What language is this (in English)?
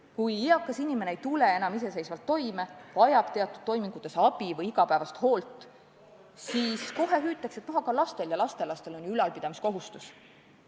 Estonian